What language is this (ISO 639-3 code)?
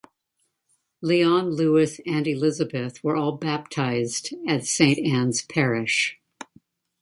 eng